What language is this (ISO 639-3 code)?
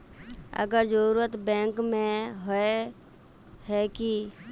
mag